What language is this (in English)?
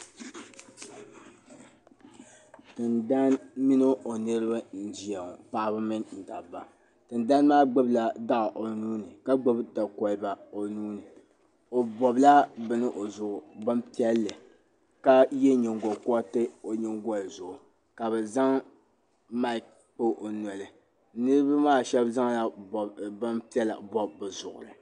Dagbani